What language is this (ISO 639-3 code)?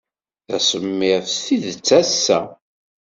kab